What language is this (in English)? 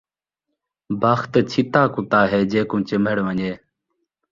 Saraiki